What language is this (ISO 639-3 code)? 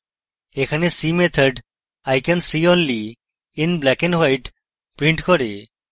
ben